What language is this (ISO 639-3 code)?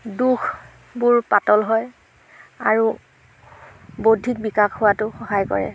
asm